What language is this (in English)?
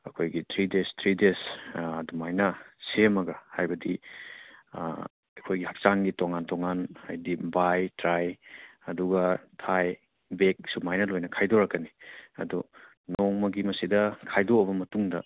Manipuri